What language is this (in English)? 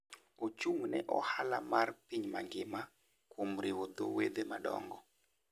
Luo (Kenya and Tanzania)